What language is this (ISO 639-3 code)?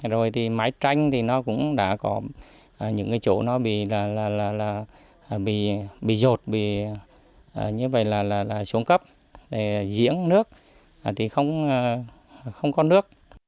vie